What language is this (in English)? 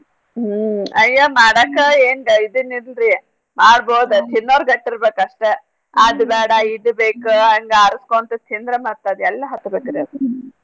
Kannada